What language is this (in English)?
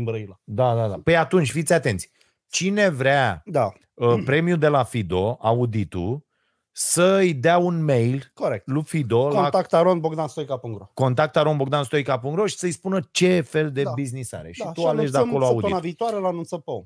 Romanian